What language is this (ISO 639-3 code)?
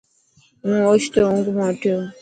mki